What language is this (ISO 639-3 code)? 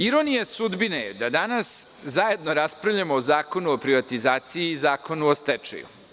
srp